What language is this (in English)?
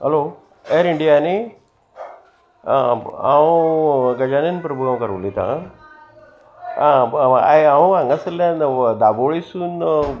Konkani